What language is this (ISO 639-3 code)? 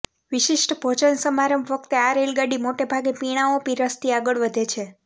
guj